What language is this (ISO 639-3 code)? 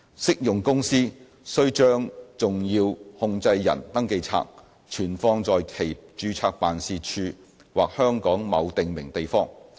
yue